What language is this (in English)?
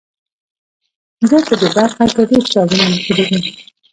Pashto